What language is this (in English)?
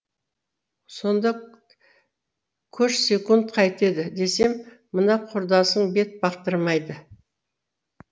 Kazakh